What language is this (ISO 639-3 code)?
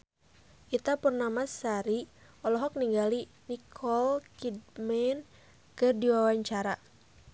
sun